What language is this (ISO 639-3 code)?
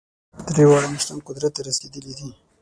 pus